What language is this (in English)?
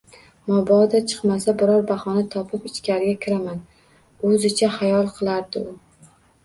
Uzbek